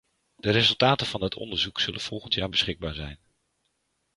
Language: Dutch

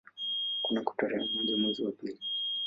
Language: Swahili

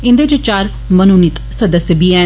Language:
Dogri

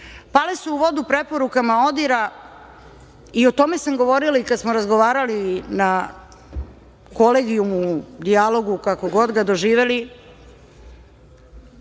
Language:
Serbian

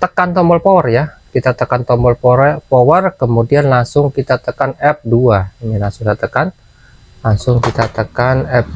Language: Indonesian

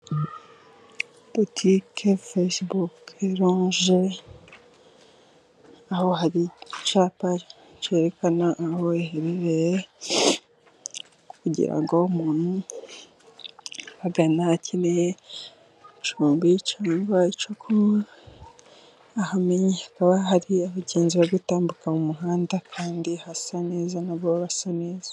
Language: Kinyarwanda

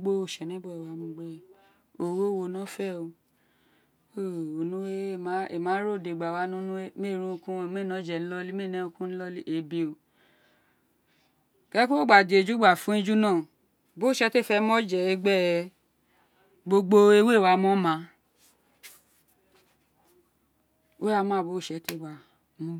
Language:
Isekiri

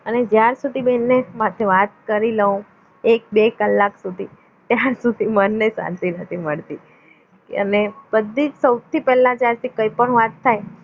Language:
Gujarati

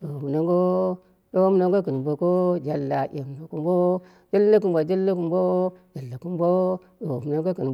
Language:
Dera (Nigeria)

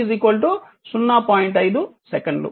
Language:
Telugu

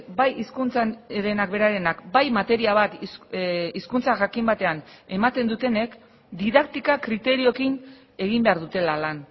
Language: Basque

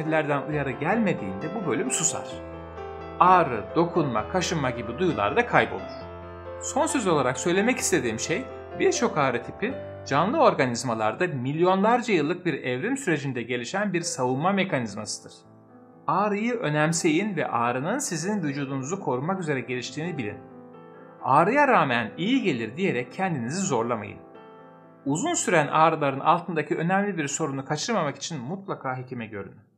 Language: Turkish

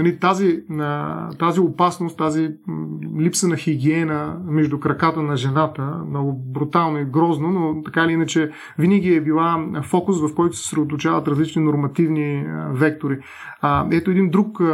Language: Bulgarian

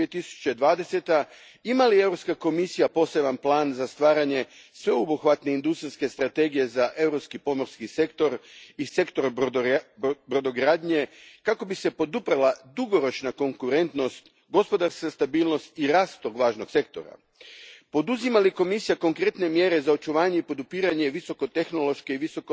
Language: Croatian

